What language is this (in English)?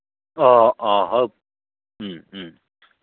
Manipuri